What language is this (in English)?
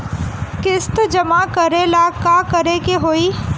Bhojpuri